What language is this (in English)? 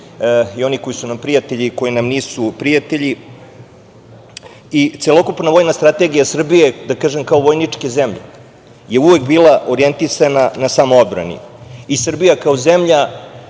Serbian